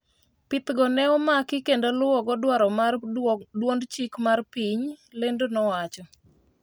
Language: Luo (Kenya and Tanzania)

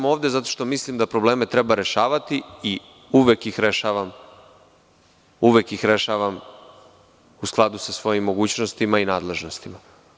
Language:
Serbian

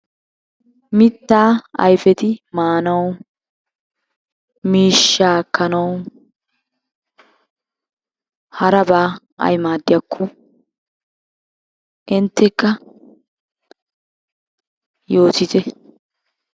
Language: Wolaytta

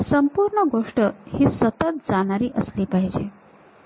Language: Marathi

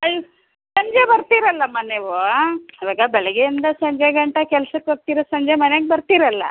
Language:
Kannada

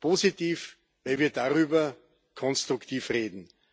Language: German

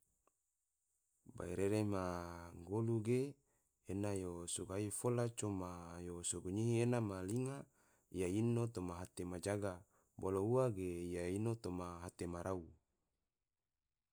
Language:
Tidore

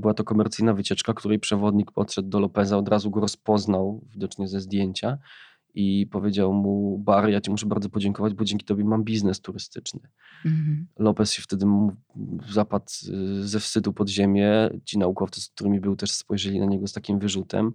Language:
Polish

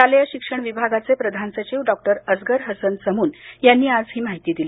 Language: Marathi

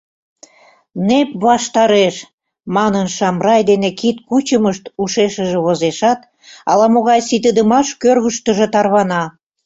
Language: Mari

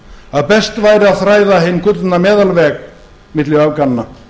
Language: Icelandic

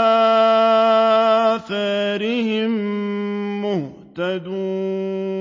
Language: Arabic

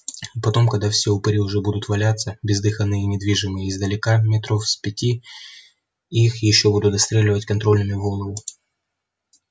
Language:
Russian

